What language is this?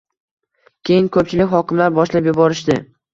Uzbek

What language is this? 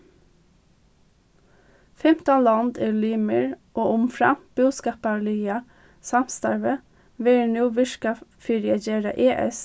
Faroese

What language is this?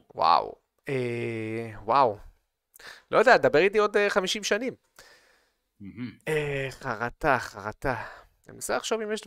Hebrew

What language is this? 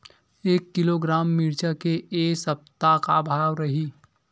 Chhattisgarhi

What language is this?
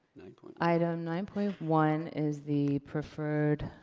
English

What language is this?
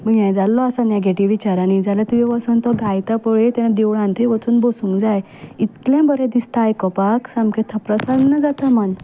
Konkani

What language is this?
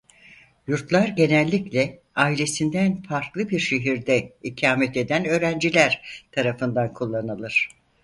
Turkish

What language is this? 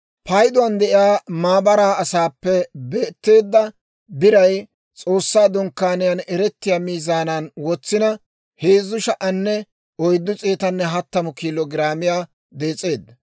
Dawro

